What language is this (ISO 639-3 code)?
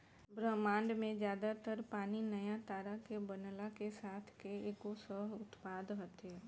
bho